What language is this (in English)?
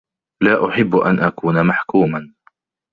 Arabic